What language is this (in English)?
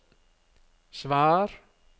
Norwegian